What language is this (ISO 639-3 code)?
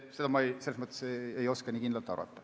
est